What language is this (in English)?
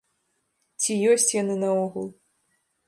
Belarusian